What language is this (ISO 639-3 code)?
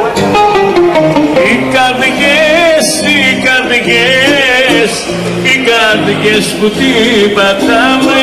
ell